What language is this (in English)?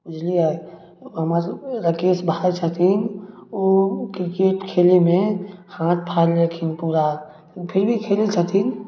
Maithili